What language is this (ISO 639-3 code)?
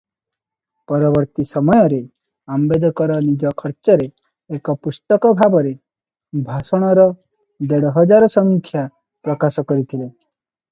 ori